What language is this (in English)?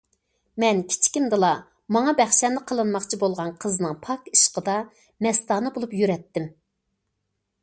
Uyghur